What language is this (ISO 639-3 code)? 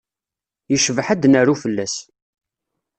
kab